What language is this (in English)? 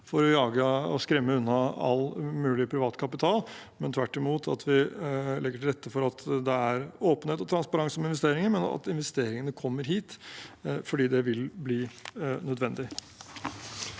Norwegian